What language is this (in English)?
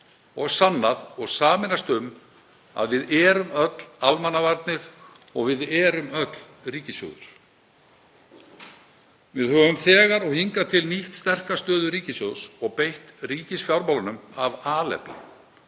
Icelandic